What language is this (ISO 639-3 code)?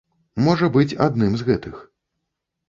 bel